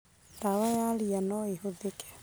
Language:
Kikuyu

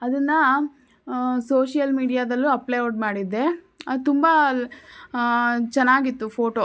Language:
Kannada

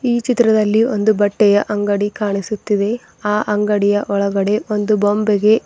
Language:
Kannada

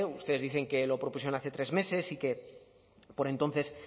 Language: Spanish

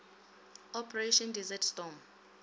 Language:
Northern Sotho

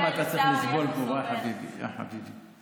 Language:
Hebrew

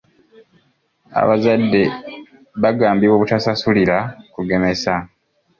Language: Ganda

